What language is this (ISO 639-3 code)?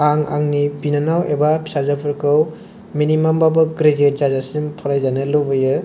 brx